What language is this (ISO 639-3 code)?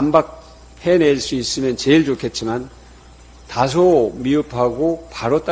kor